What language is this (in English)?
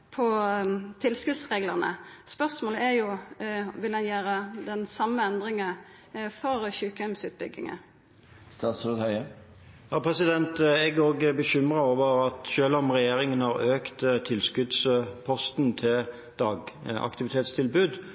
Norwegian